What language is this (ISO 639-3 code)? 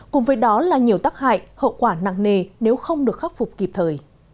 vie